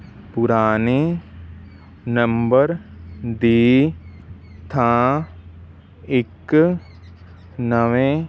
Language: Punjabi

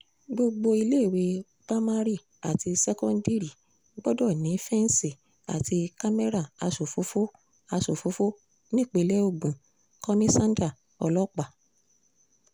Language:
Yoruba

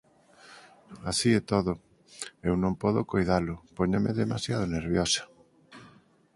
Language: Galician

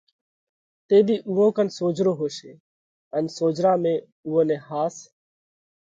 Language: Parkari Koli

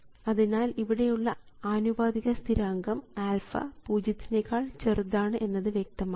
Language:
Malayalam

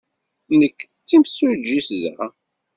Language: Kabyle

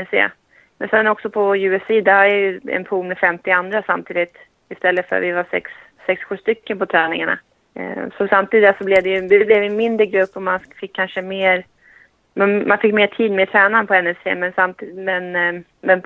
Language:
Swedish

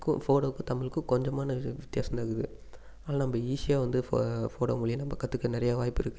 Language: Tamil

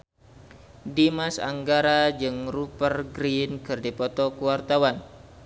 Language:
Sundanese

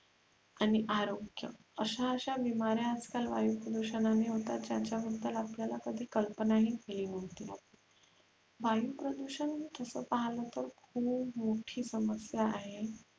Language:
Marathi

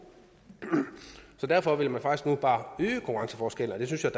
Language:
Danish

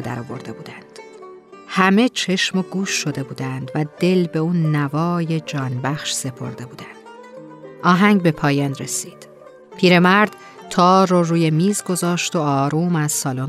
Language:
Persian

